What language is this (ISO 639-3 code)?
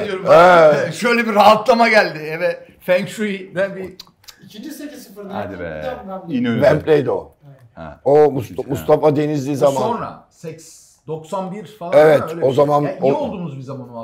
tur